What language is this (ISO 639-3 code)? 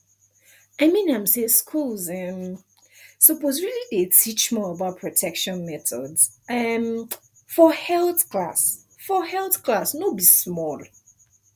pcm